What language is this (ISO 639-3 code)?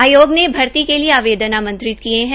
hin